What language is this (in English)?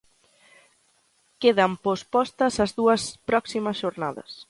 Galician